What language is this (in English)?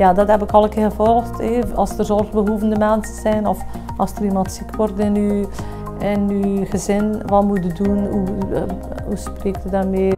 Dutch